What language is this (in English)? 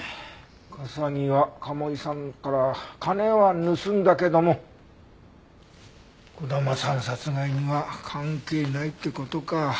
Japanese